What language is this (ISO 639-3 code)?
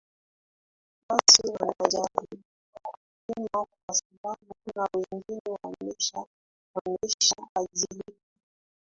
swa